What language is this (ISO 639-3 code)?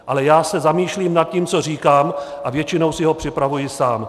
ces